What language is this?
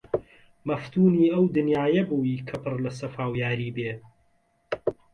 Central Kurdish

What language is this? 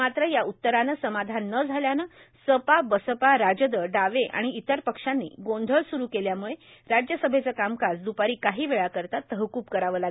Marathi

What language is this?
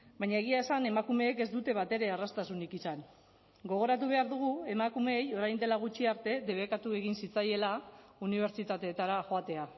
Basque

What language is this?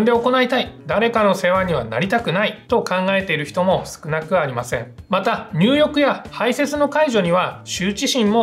Japanese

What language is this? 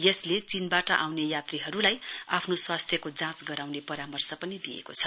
Nepali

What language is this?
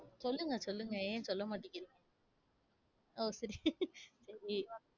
Tamil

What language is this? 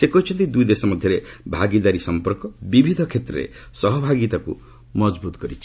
Odia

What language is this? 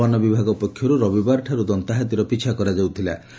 Odia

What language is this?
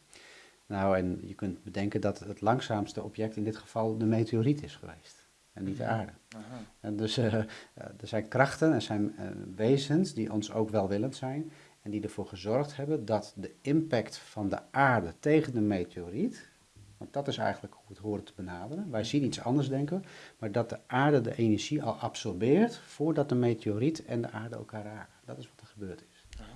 Dutch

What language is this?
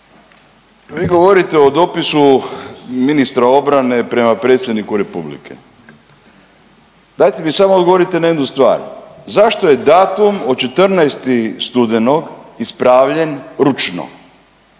Croatian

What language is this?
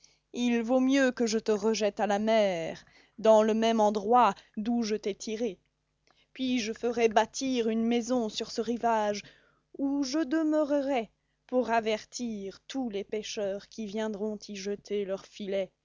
French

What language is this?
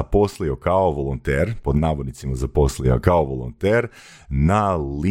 Croatian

